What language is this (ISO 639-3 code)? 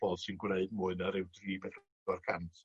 cym